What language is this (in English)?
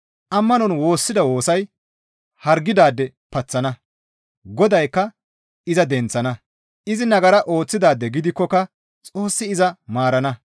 Gamo